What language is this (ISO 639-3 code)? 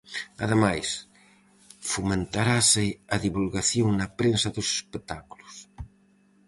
glg